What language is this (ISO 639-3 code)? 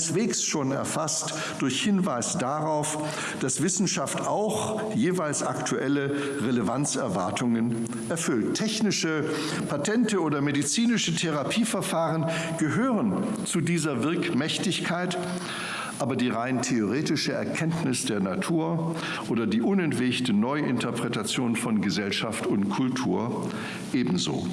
deu